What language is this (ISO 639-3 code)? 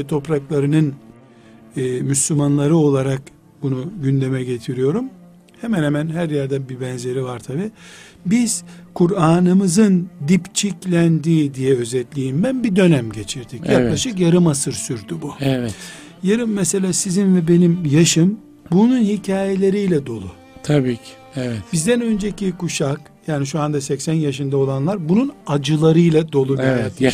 tur